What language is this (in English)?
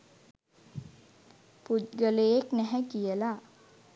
Sinhala